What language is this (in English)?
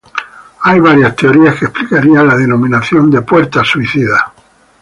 Spanish